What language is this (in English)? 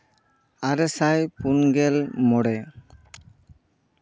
Santali